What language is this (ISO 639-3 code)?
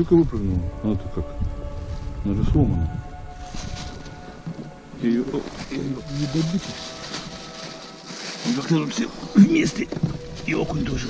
rus